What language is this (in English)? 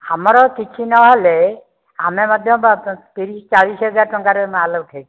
Odia